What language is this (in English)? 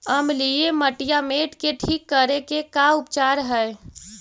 Magahi